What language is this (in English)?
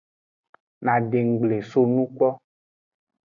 Aja (Benin)